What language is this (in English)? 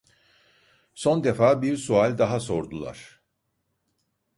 Turkish